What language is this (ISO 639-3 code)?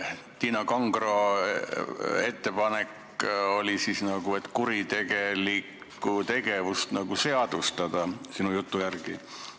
est